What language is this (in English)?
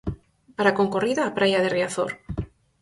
Galician